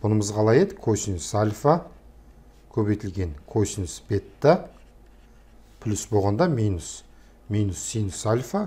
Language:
Turkish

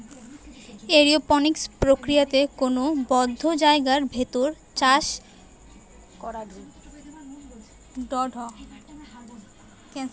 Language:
Bangla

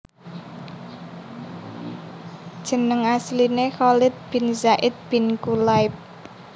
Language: Javanese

